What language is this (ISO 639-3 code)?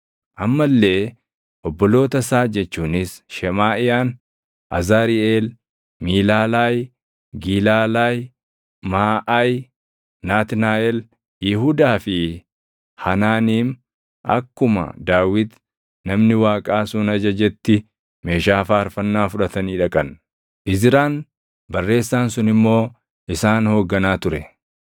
orm